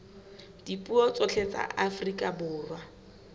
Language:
Southern Sotho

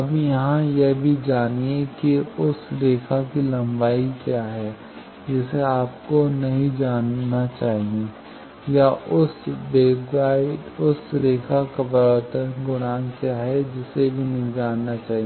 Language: Hindi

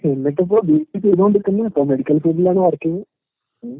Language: Malayalam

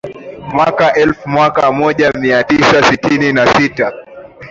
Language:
Swahili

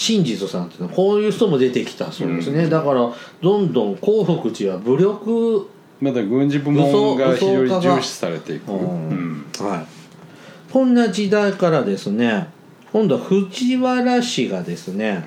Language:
Japanese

